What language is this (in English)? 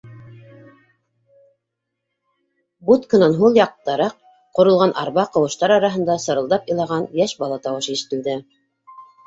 Bashkir